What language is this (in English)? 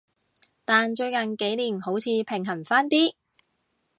Cantonese